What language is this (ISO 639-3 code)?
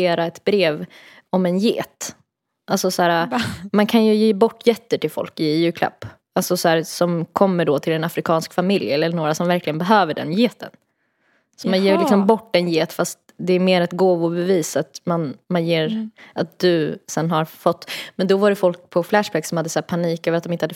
swe